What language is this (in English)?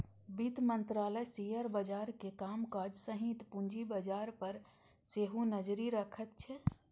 Maithili